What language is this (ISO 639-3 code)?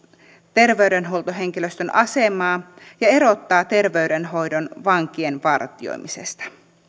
fin